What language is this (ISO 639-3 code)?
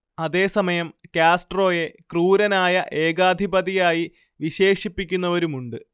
mal